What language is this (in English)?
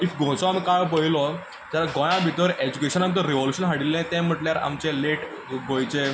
Konkani